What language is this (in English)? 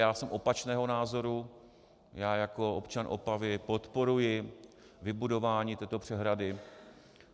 Czech